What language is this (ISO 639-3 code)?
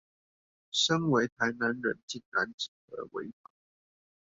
zho